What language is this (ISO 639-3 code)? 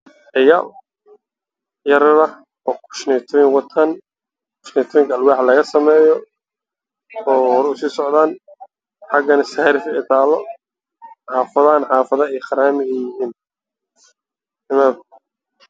som